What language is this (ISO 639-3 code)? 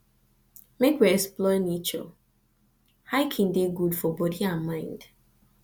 pcm